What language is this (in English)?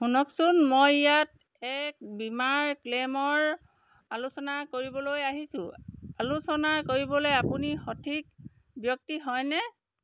Assamese